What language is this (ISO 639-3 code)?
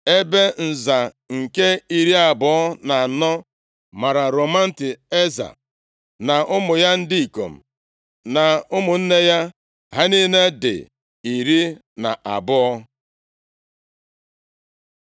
ibo